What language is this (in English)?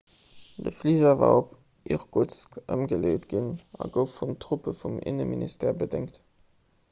Luxembourgish